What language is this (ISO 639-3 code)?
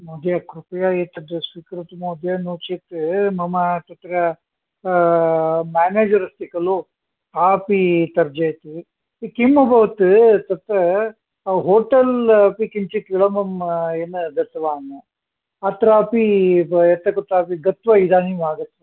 san